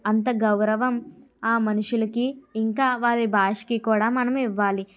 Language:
Telugu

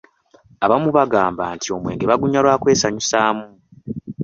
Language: Ganda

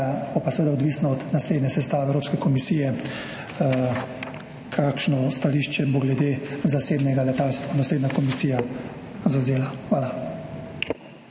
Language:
Slovenian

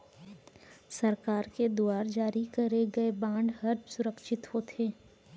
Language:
Chhattisgarhi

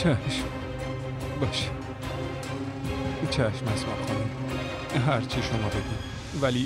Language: Persian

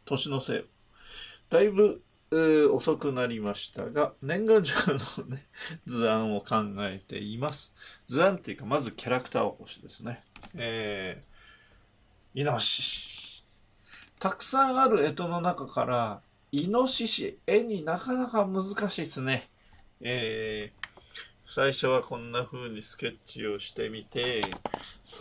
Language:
Japanese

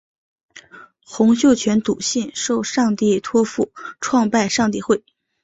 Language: Chinese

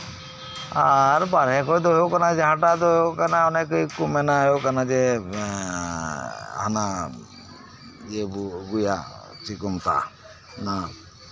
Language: Santali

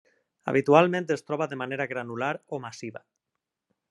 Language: Catalan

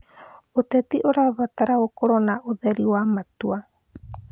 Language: Kikuyu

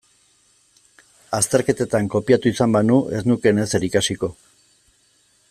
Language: Basque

